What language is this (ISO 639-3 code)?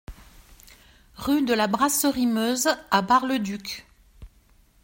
fra